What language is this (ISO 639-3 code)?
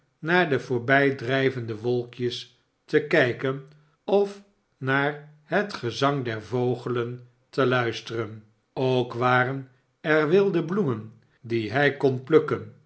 nld